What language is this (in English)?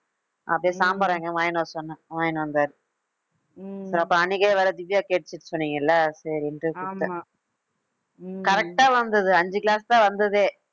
Tamil